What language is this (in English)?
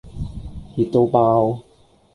Cantonese